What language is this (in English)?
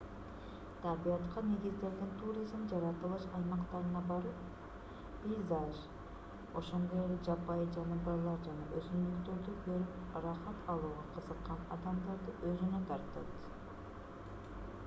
Kyrgyz